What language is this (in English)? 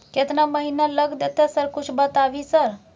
Maithili